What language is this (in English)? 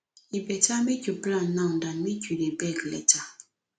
Nigerian Pidgin